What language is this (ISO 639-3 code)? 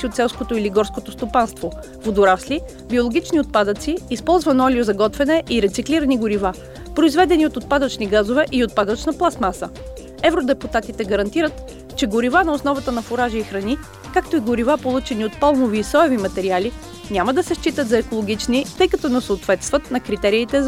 bul